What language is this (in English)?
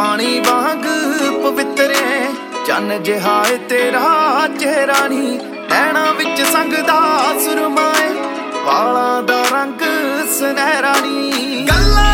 Punjabi